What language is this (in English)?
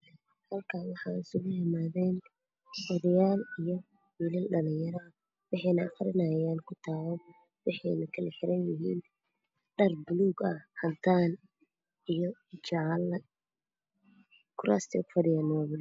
Somali